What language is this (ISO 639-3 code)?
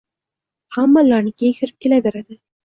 uzb